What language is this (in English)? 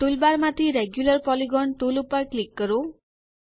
Gujarati